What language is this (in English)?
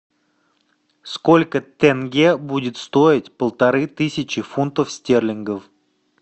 Russian